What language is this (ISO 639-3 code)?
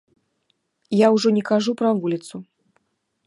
bel